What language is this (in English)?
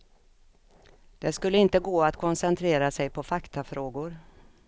Swedish